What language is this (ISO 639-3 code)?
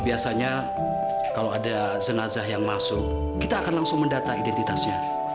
ind